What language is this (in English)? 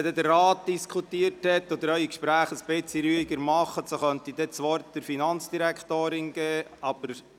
Swiss German